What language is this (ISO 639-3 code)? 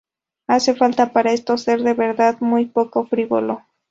spa